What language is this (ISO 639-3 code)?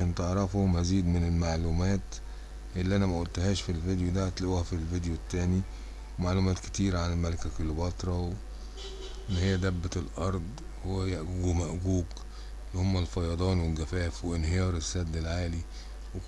ara